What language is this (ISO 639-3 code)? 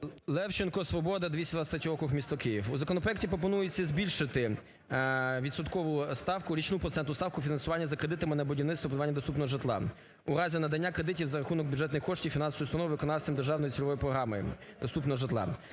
ukr